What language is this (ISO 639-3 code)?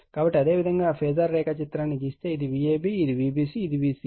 tel